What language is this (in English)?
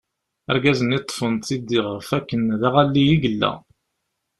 Kabyle